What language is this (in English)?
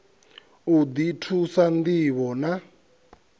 Venda